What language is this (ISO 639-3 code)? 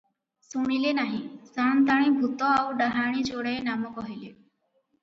ori